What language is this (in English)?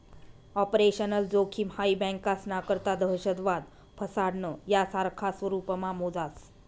Marathi